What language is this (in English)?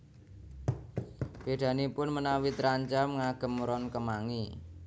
Javanese